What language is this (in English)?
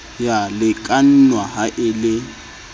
Southern Sotho